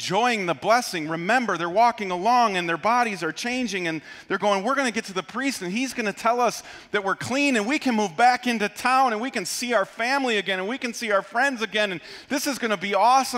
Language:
English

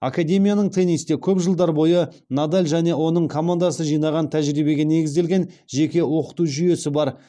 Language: Kazakh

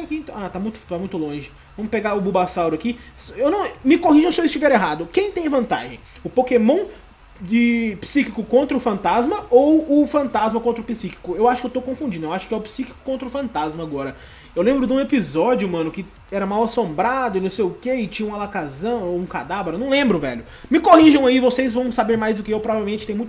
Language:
Portuguese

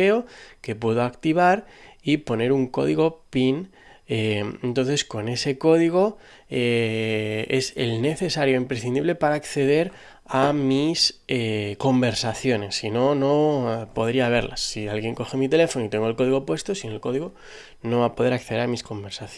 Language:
Spanish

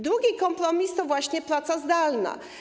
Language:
Polish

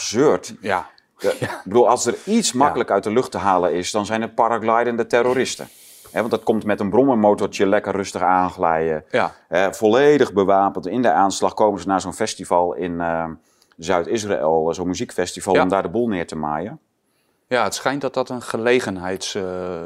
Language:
Dutch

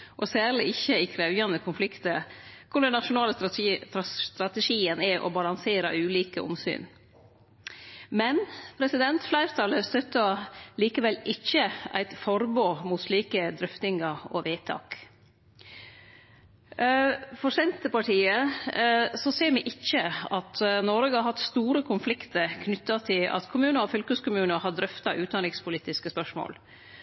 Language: Norwegian Nynorsk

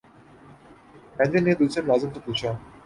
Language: Urdu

